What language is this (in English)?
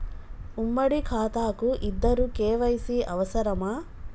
Telugu